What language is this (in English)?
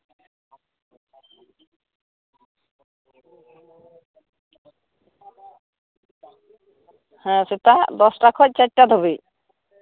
Santali